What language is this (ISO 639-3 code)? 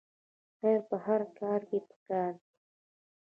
pus